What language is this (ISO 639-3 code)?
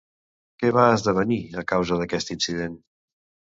cat